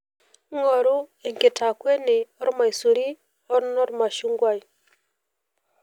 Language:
Masai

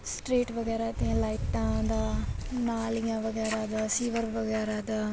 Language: Punjabi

